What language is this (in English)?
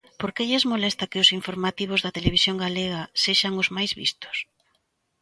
Galician